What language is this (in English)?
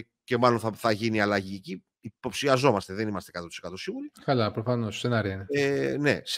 Greek